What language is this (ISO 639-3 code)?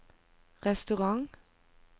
nor